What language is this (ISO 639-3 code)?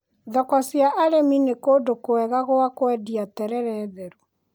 kik